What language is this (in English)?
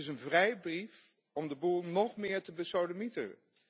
Dutch